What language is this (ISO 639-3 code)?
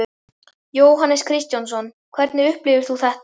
isl